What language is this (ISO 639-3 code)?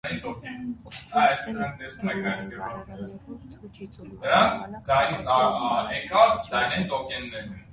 hye